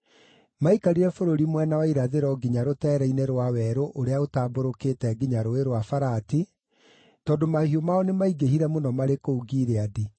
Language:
Kikuyu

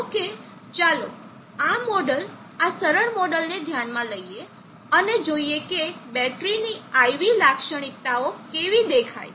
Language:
Gujarati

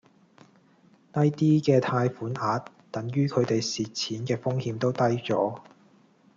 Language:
Cantonese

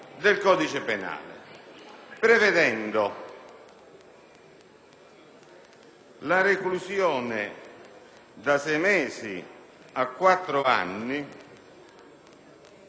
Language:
Italian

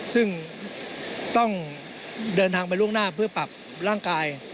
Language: Thai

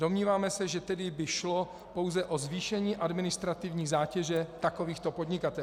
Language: Czech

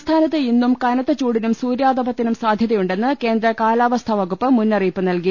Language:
Malayalam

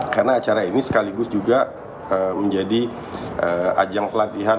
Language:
Indonesian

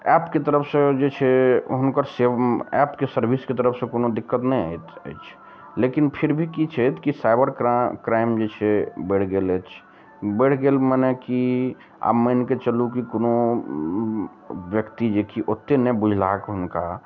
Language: Maithili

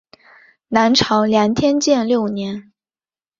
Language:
Chinese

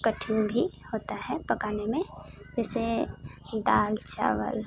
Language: Hindi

